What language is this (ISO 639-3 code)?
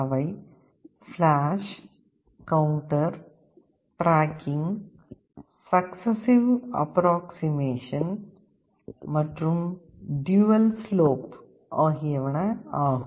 tam